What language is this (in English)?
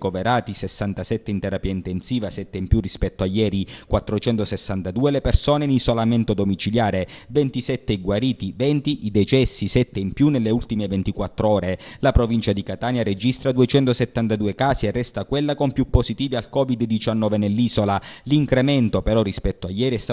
Italian